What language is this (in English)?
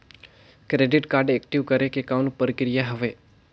Chhattisgarhi